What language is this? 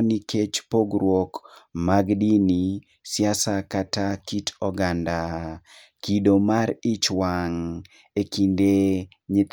Luo (Kenya and Tanzania)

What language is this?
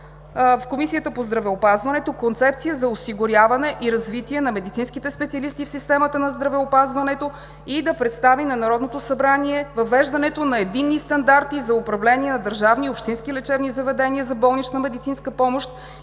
Bulgarian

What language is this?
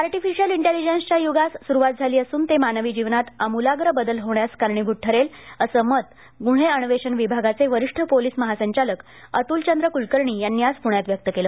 Marathi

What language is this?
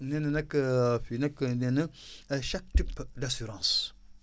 Wolof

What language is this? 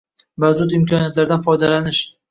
Uzbek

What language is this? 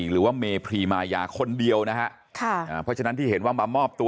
Thai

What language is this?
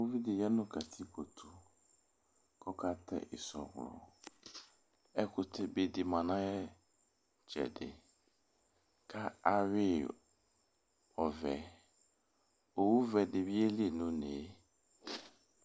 Ikposo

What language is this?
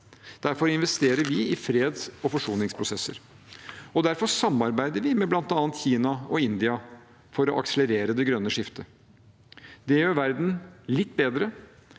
Norwegian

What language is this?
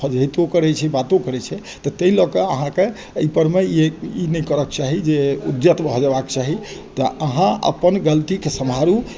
Maithili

